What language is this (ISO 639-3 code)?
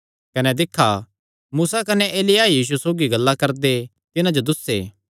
xnr